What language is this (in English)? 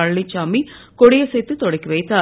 Tamil